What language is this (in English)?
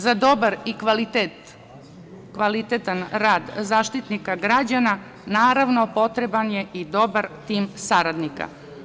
Serbian